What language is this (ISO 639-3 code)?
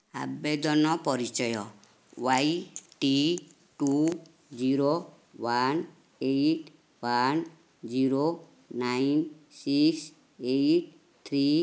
ori